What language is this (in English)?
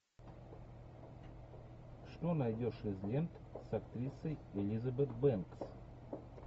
Russian